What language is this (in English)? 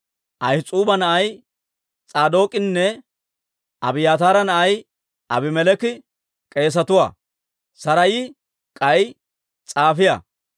Dawro